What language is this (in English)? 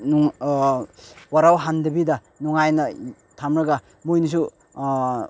Manipuri